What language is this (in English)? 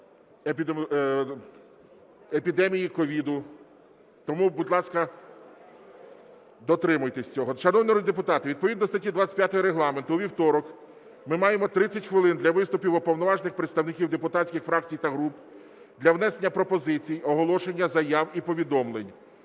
Ukrainian